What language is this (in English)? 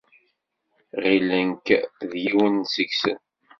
Kabyle